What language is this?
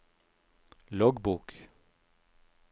Norwegian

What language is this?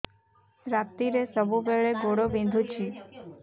Odia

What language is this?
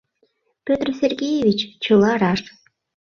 Mari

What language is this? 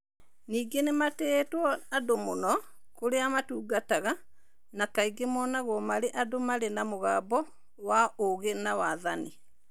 Kikuyu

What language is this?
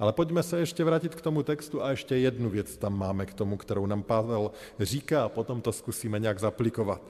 Czech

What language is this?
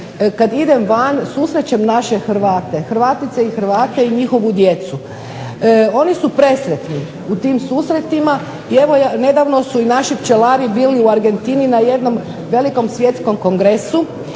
Croatian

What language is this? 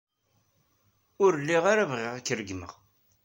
Kabyle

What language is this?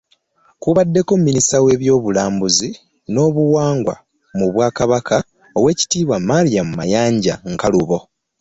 Ganda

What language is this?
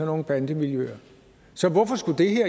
Danish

